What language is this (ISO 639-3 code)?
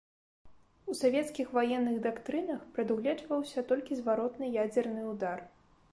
bel